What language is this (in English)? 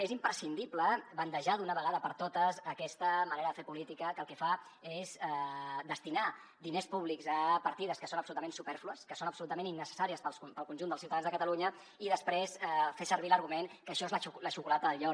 Catalan